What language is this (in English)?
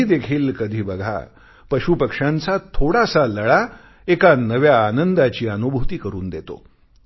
Marathi